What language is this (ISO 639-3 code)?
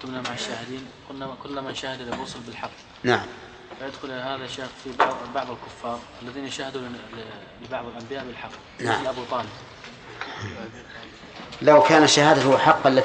ara